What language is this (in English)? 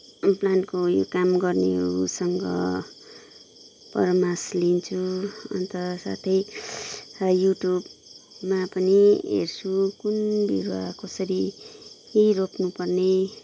Nepali